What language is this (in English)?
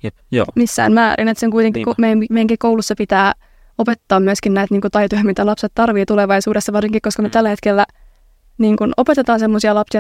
Finnish